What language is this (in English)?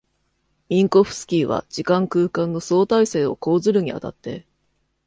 Japanese